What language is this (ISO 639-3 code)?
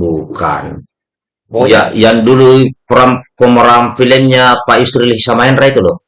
ind